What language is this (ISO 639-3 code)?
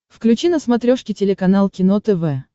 rus